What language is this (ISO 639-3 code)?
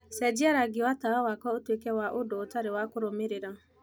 kik